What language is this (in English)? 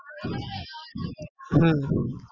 Gujarati